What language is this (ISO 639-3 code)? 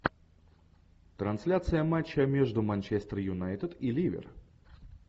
rus